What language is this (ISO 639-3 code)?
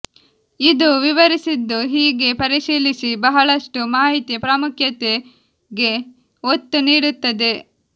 kan